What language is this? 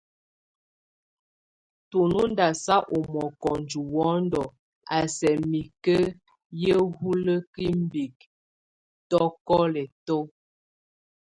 Tunen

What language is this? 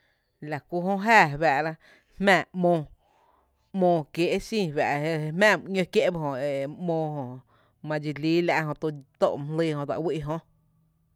Tepinapa Chinantec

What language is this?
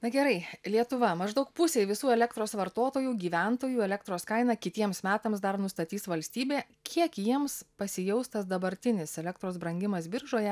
Lithuanian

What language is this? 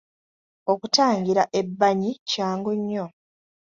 Ganda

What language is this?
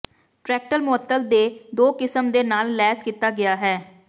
Punjabi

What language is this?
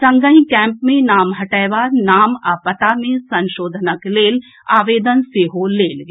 Maithili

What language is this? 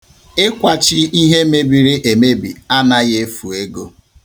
Igbo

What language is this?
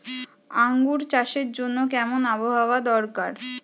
Bangla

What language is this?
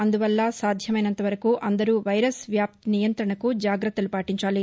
Telugu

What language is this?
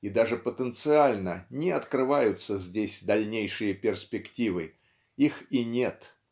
Russian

